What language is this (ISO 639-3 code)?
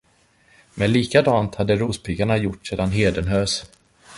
swe